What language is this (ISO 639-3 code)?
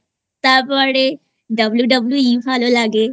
ben